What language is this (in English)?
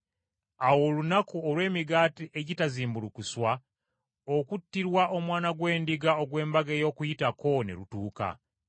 Ganda